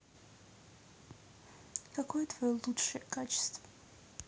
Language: Russian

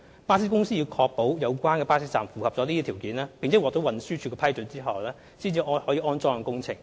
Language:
Cantonese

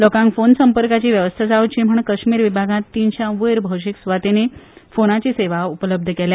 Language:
Konkani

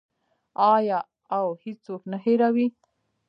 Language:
Pashto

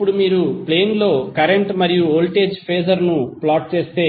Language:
Telugu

